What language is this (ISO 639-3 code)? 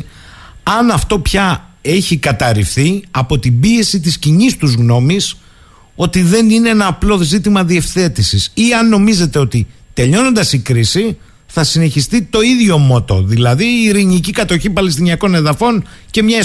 ell